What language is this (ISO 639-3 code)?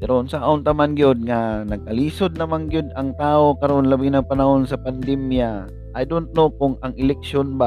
fil